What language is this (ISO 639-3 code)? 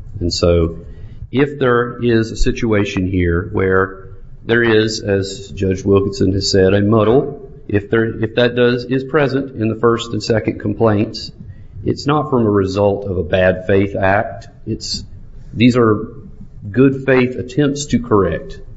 eng